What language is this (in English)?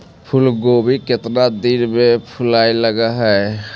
Magahi